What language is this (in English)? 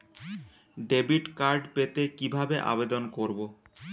Bangla